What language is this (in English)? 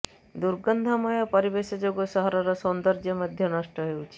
Odia